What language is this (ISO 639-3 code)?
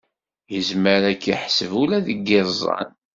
kab